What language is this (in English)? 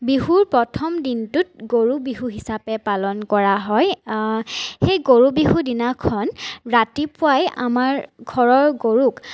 Assamese